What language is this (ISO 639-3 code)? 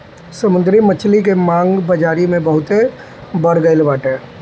bho